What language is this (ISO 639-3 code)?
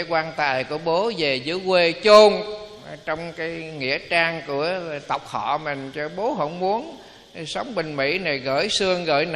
vie